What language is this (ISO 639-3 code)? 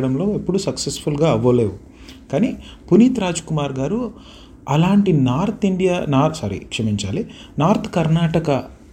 tel